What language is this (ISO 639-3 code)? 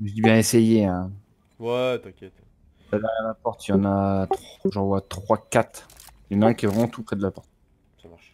fra